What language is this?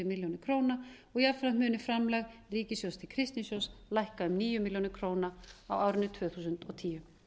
Icelandic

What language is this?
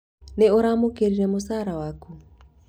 Kikuyu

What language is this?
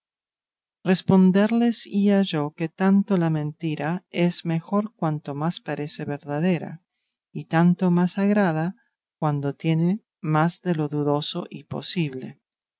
Spanish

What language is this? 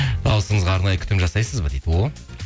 Kazakh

